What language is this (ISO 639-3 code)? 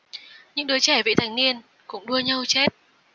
vie